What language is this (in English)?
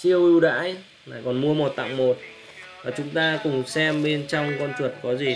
Vietnamese